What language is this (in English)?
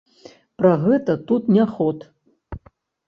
Belarusian